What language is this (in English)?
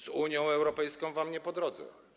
Polish